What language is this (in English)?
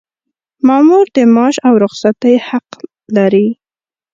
Pashto